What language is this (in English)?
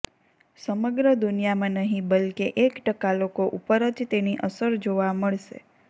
Gujarati